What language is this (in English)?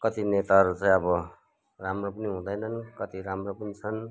Nepali